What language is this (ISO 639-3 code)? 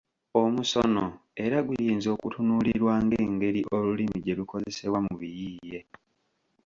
lug